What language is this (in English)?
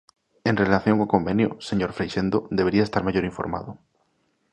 Galician